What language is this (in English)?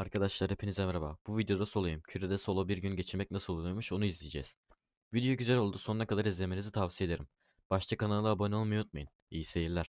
Turkish